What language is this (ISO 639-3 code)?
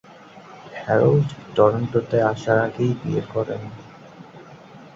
ben